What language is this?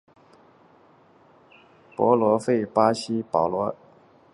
Chinese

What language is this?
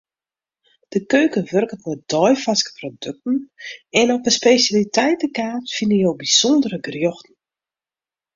Western Frisian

